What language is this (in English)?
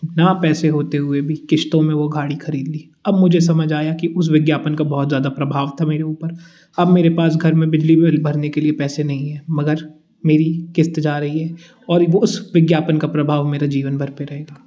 Hindi